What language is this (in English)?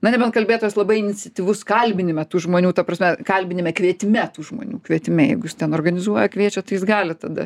Lithuanian